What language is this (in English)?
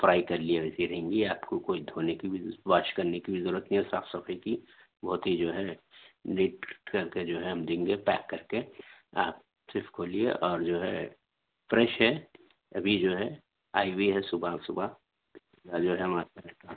Urdu